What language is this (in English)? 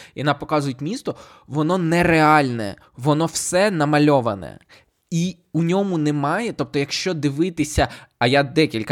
Ukrainian